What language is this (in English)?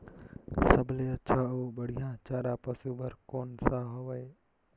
Chhattisgarhi